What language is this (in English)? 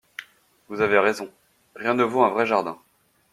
French